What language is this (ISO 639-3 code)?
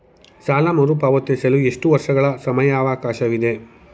kan